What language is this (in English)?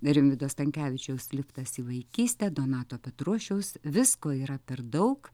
Lithuanian